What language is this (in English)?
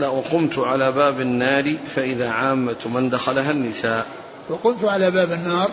Arabic